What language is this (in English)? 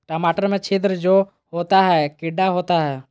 Magahi